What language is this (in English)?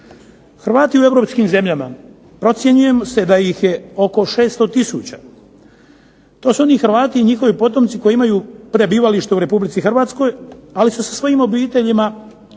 Croatian